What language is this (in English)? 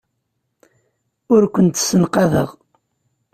Kabyle